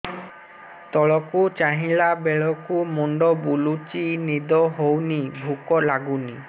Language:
Odia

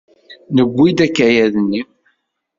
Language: Kabyle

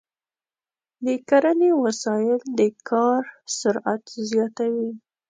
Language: Pashto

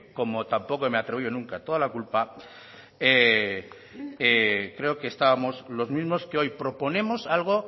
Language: Spanish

